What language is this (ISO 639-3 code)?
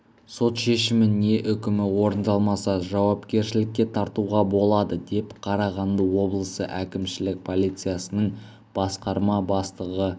kaz